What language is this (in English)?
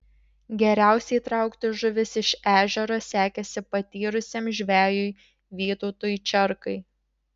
Lithuanian